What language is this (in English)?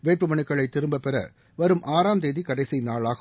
Tamil